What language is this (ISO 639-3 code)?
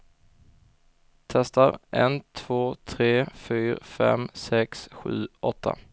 swe